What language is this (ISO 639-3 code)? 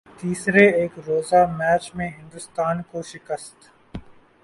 urd